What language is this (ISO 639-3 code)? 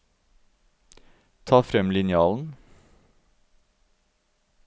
nor